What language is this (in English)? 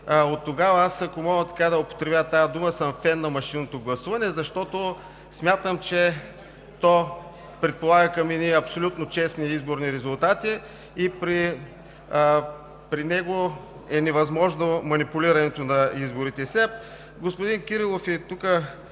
Bulgarian